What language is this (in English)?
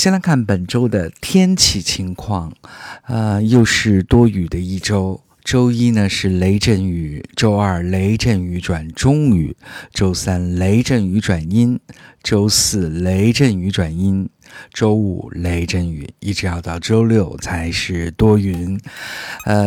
Chinese